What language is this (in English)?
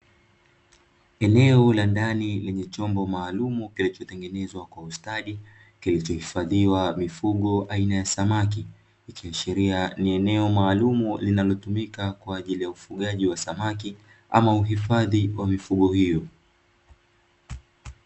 Swahili